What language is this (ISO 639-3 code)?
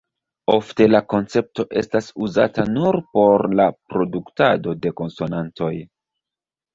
epo